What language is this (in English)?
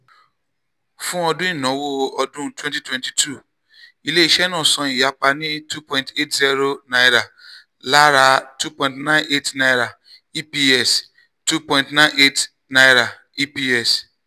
Yoruba